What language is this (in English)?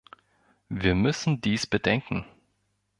German